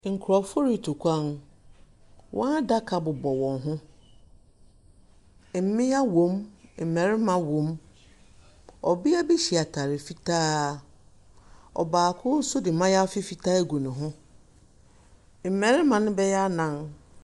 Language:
Akan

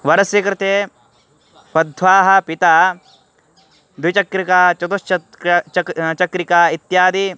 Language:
Sanskrit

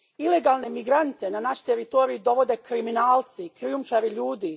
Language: Croatian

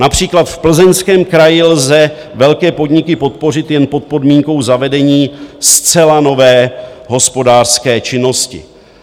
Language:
Czech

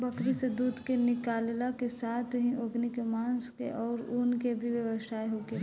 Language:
Bhojpuri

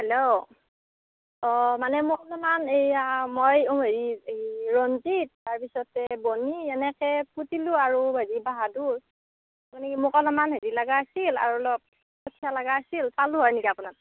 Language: Assamese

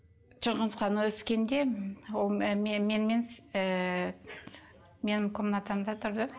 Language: Kazakh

